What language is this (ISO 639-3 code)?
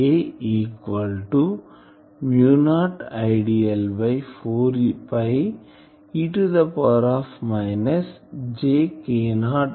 tel